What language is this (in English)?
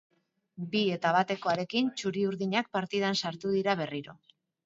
Basque